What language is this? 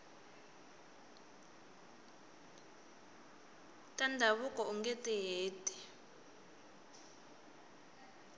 Tsonga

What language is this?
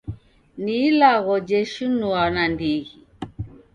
Taita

